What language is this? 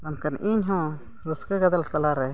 Santali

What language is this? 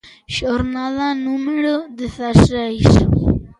Galician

